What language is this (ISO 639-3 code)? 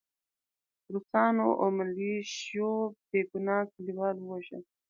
pus